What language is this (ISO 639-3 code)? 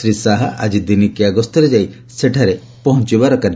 ori